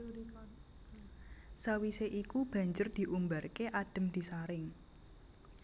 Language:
Javanese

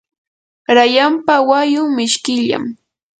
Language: Yanahuanca Pasco Quechua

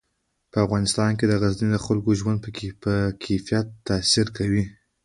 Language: Pashto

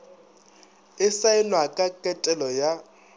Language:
Northern Sotho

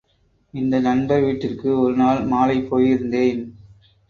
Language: Tamil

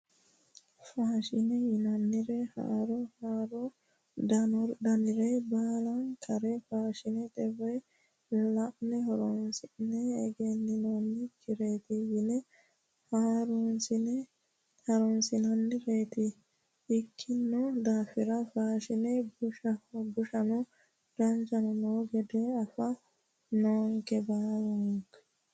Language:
Sidamo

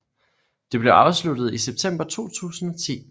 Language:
Danish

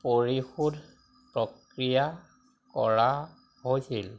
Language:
Assamese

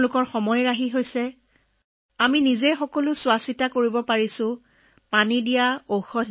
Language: Assamese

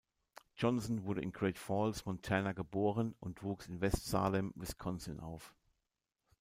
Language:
German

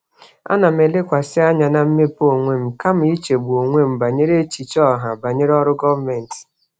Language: Igbo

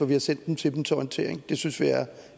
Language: Danish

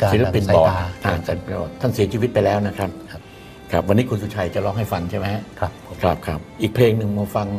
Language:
Thai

